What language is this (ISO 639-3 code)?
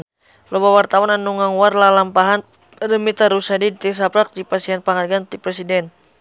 sun